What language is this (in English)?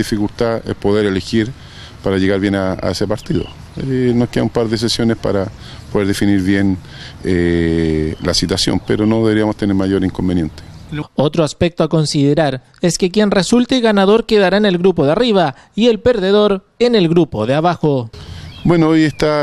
Spanish